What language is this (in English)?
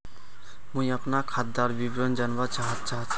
Magahi